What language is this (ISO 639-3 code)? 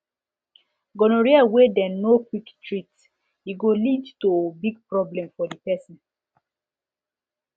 pcm